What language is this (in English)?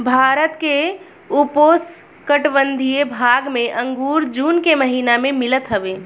Bhojpuri